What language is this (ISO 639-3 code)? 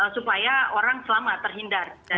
ind